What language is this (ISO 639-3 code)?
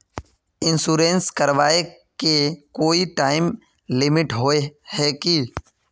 mag